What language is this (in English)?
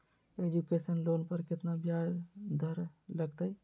Magahi